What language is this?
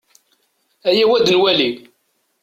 Kabyle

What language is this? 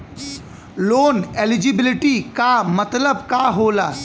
Bhojpuri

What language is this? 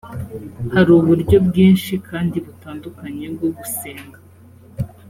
Kinyarwanda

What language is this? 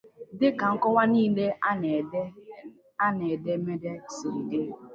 Igbo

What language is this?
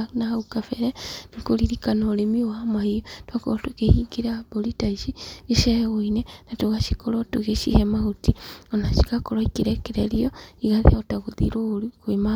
Kikuyu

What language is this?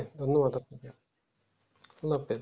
Bangla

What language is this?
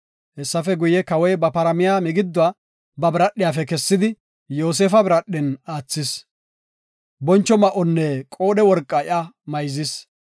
Gofa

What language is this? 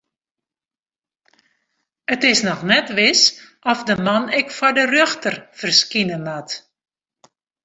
Western Frisian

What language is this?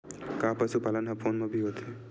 Chhattisgarhi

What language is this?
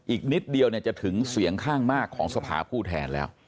Thai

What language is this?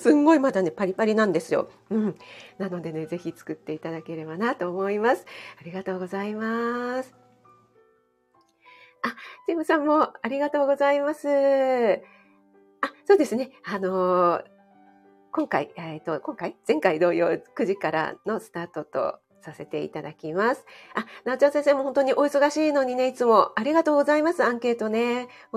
Japanese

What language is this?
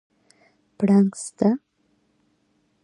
Pashto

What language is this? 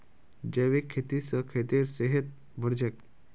Magahi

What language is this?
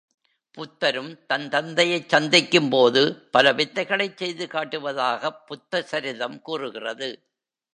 Tamil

